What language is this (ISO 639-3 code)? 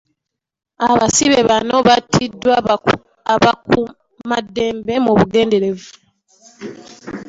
lug